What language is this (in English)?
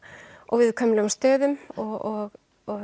Icelandic